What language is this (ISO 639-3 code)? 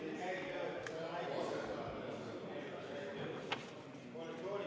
est